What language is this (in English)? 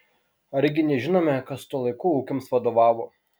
Lithuanian